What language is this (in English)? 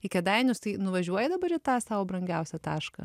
Lithuanian